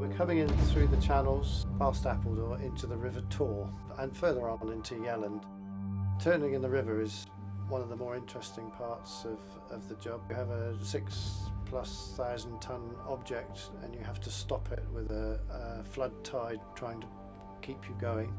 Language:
English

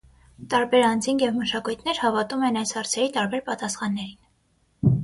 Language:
Armenian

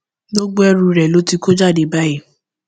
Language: Yoruba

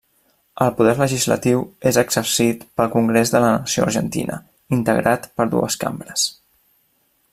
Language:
Catalan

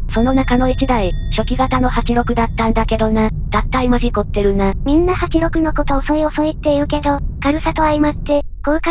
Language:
Japanese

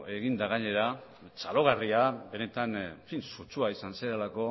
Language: Basque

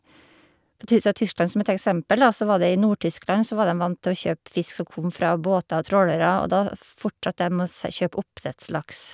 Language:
Norwegian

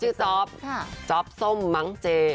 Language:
Thai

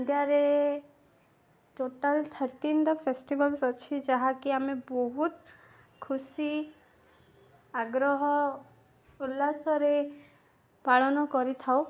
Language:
Odia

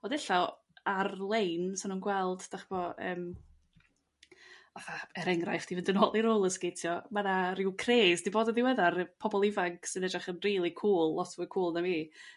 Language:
Welsh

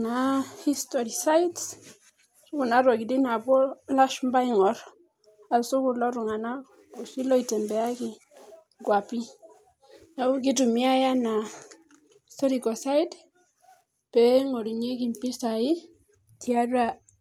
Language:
Masai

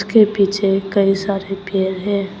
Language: Hindi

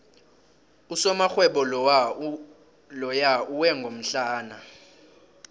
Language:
South Ndebele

